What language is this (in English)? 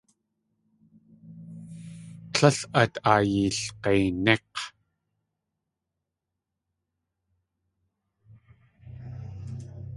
Tlingit